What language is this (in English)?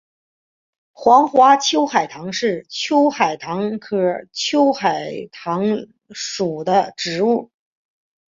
Chinese